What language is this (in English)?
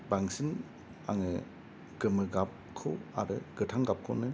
Bodo